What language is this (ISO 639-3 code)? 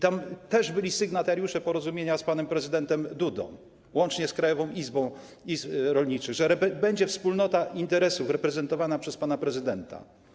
pol